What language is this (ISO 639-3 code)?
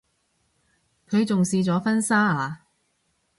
yue